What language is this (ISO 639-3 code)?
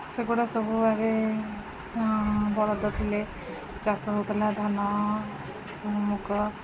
ori